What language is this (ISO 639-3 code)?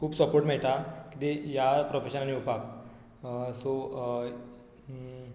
kok